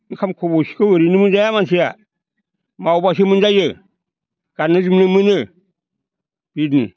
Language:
Bodo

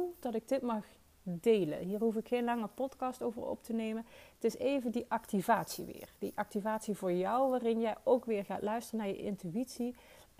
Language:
Dutch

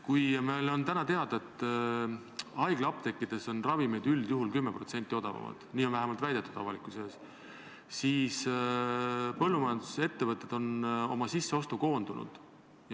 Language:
Estonian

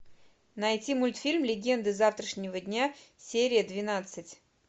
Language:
Russian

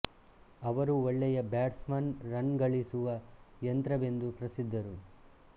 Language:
Kannada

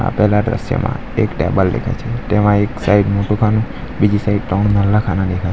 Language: Gujarati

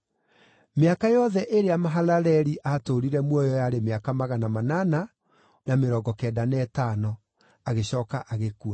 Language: Kikuyu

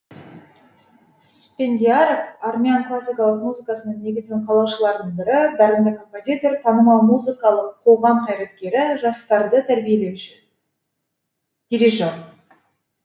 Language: Kazakh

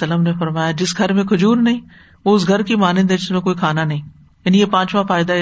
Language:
Urdu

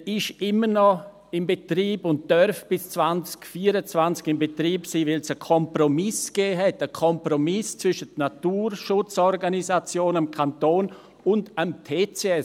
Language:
Swiss German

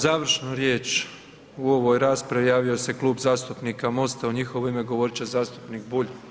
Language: Croatian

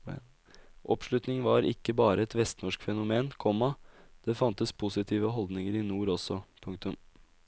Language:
Norwegian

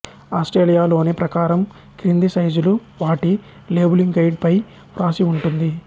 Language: Telugu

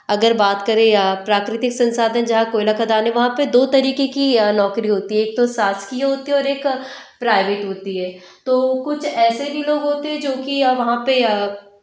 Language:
Hindi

